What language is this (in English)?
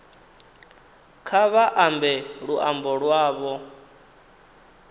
Venda